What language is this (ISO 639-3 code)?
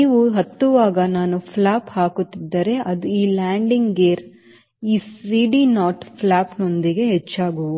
kan